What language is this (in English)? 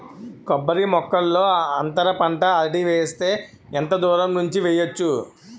Telugu